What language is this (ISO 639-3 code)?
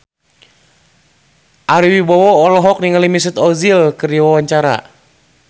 sun